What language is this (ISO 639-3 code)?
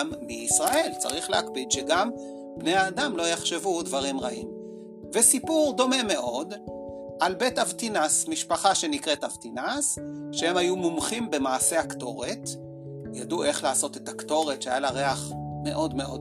heb